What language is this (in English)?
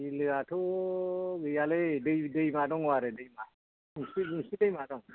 Bodo